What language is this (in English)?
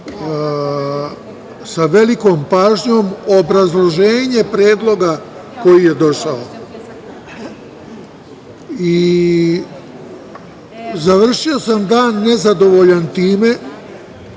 Serbian